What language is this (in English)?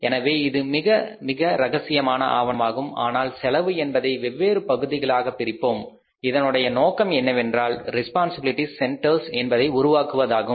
Tamil